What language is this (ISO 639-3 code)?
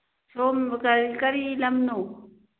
mni